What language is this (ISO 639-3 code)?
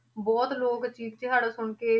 pan